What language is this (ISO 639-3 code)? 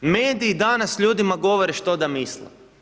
hrv